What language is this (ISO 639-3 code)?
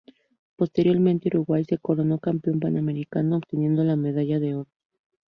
spa